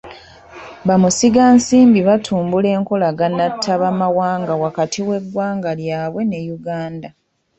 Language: Ganda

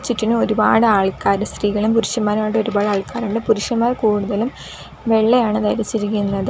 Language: Malayalam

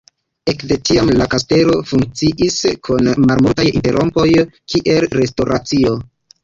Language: Esperanto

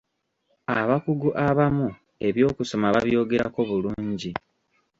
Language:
Ganda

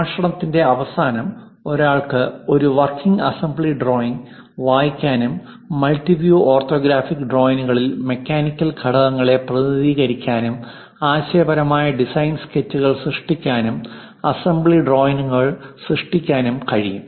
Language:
Malayalam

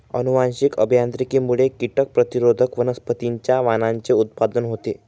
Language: Marathi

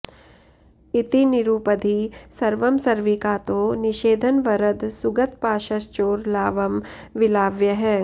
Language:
Sanskrit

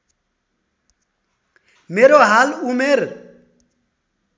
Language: Nepali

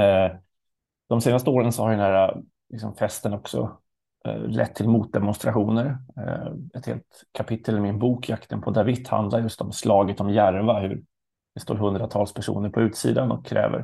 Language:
Swedish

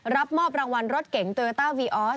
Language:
Thai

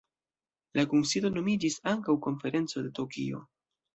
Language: Esperanto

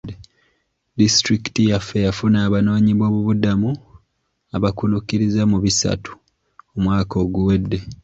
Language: Ganda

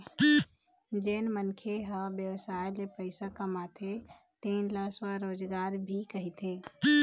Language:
Chhattisgarhi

